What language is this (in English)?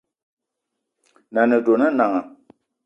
Eton (Cameroon)